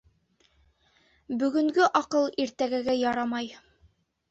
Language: Bashkir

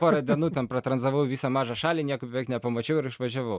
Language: Lithuanian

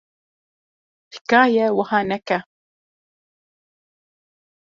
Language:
Kurdish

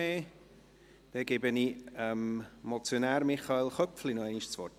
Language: Swiss German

